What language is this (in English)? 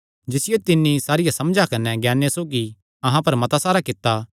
Kangri